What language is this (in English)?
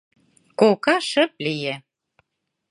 Mari